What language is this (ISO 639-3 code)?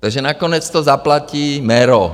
ces